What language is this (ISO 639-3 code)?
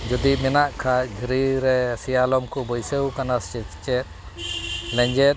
sat